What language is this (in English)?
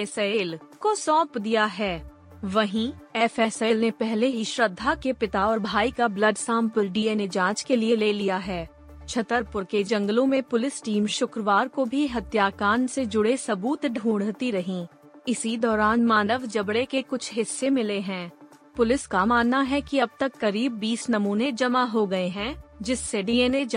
Hindi